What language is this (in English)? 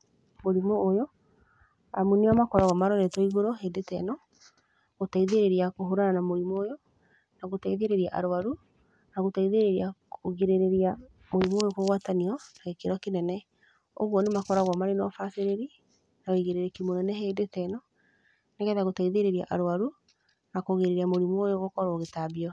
Kikuyu